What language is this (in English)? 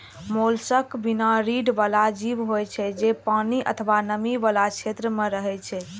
Maithili